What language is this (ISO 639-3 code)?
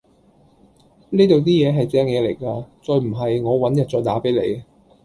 yue